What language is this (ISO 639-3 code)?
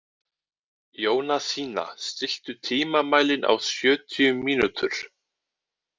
isl